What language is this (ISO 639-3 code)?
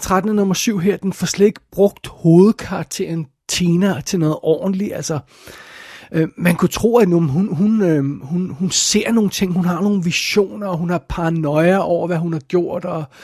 dan